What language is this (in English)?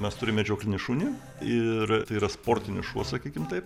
Lithuanian